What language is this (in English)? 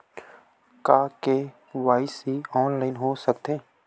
Chhattisgarhi